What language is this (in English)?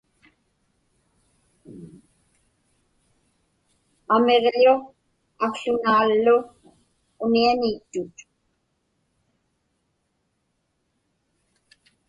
Inupiaq